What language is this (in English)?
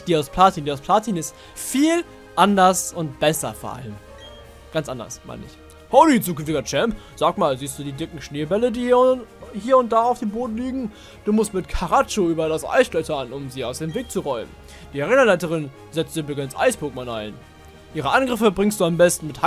German